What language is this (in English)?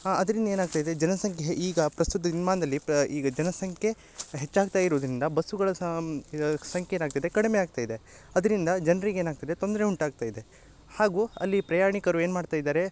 Kannada